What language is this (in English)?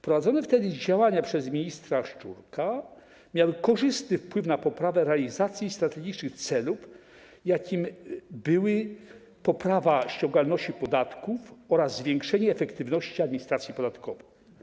Polish